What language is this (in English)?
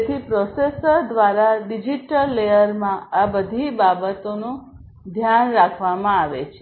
Gujarati